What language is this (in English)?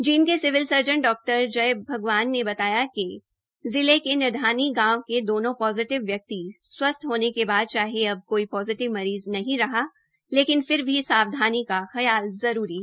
Hindi